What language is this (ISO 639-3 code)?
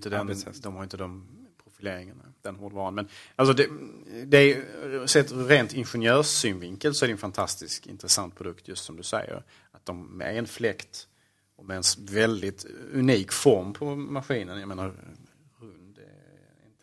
swe